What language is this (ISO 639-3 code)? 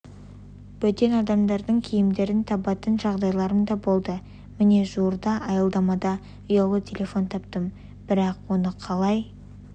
kaz